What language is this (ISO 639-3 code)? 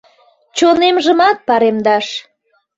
chm